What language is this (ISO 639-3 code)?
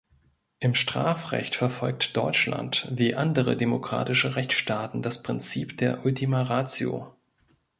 deu